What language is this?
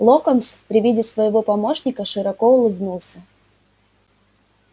Russian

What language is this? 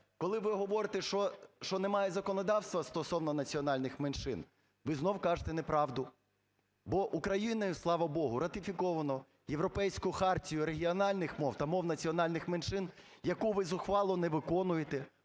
Ukrainian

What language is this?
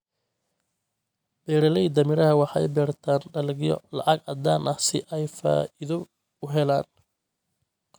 Somali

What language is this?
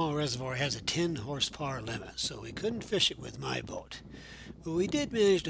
English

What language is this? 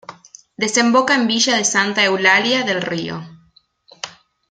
Spanish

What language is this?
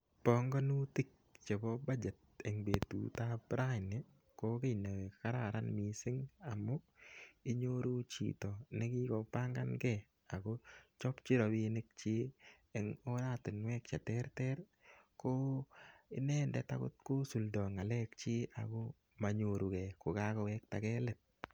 Kalenjin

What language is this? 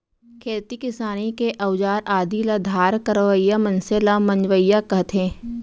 Chhattisgarhi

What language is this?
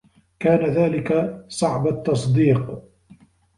Arabic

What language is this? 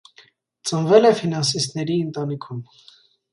Armenian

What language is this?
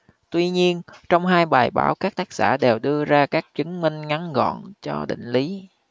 Vietnamese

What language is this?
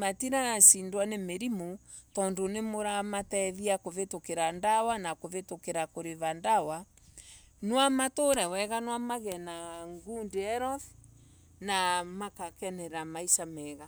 Embu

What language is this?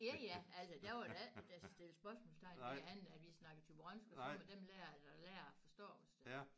Danish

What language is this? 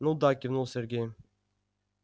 Russian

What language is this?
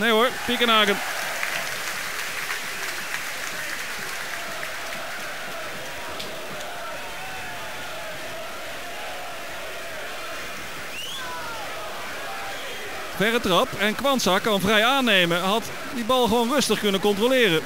Dutch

